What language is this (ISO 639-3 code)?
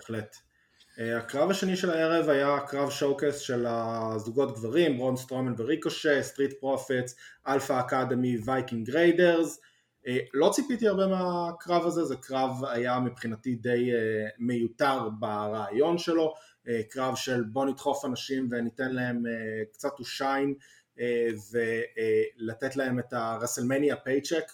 heb